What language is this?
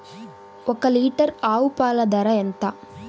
Telugu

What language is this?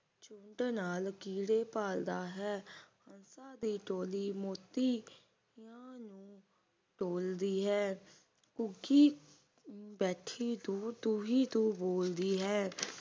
Punjabi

